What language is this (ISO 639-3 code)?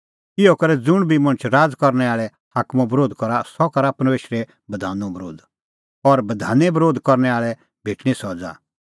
kfx